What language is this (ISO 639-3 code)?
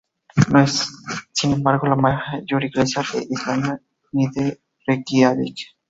spa